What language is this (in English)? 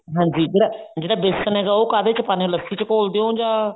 Punjabi